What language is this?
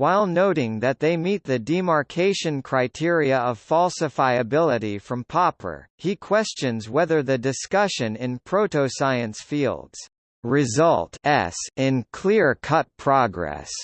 English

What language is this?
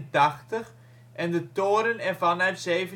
Dutch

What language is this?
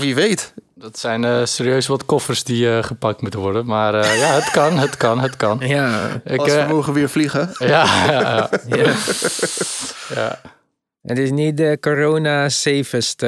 Dutch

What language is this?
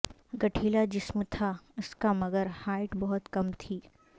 Urdu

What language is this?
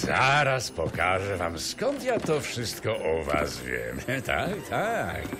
Polish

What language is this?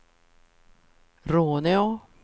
Swedish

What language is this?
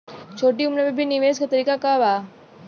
Bhojpuri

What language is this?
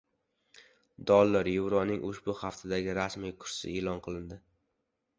Uzbek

